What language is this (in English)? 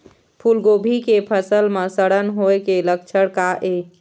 Chhattisgarhi